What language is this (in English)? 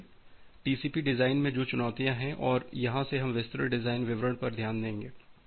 Hindi